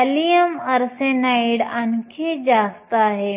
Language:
Marathi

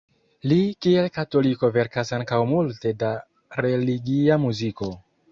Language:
Esperanto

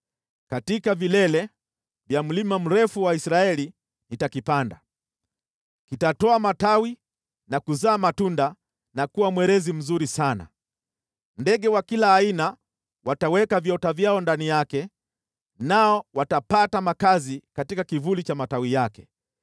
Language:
Swahili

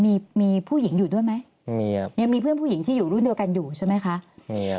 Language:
Thai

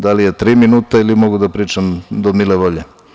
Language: Serbian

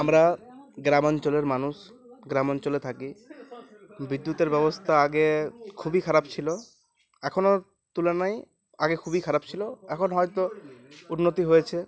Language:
Bangla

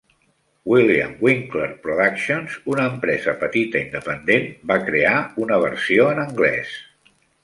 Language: Catalan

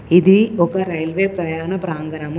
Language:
Telugu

